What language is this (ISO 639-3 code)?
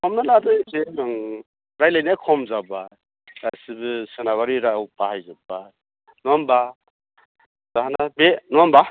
brx